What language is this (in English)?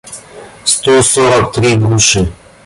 Russian